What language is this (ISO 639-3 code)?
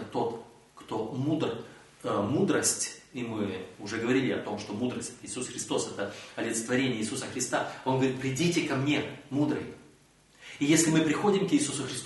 rus